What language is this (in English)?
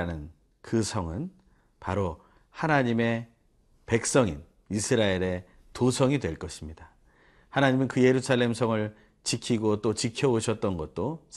Korean